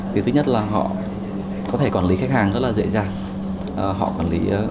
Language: Vietnamese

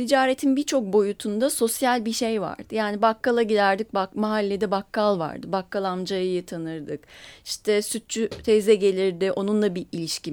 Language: Turkish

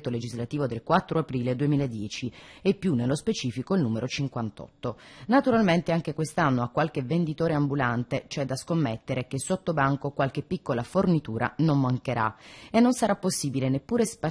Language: Italian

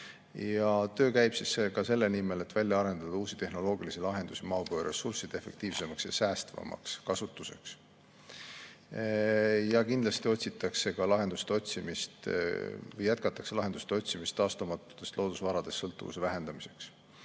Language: Estonian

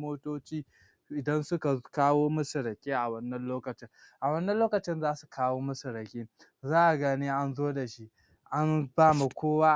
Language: Hausa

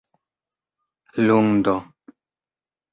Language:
Esperanto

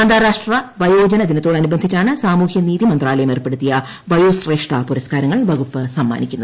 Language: Malayalam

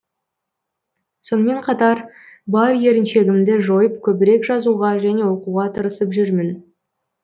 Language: Kazakh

